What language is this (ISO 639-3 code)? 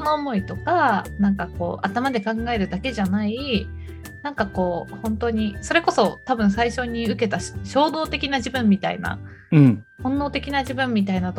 jpn